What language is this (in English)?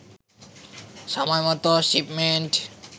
Bangla